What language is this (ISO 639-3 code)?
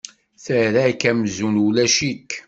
kab